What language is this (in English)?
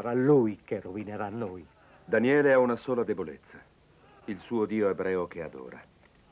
Italian